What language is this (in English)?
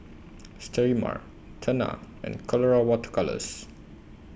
English